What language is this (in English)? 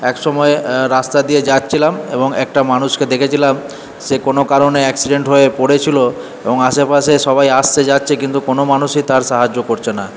Bangla